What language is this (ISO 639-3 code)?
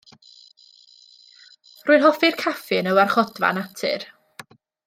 cym